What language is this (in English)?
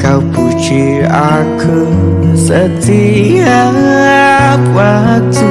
Indonesian